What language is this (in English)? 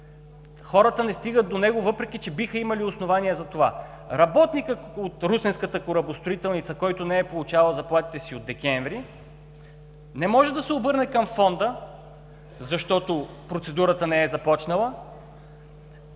Bulgarian